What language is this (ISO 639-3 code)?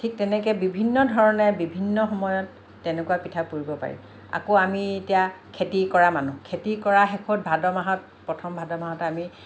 asm